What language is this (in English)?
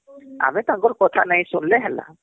Odia